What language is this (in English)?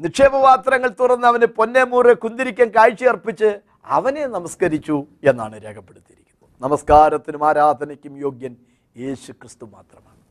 Malayalam